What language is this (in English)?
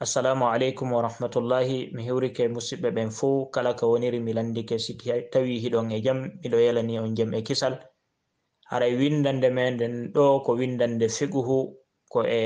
Indonesian